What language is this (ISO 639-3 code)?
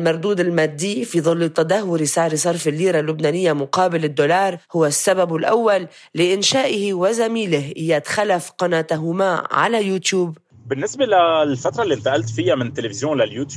ara